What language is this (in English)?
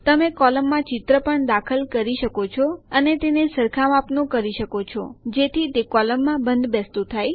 Gujarati